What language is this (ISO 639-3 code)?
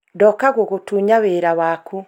kik